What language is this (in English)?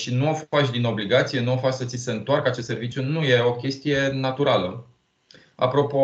Romanian